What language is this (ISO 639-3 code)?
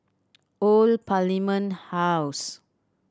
eng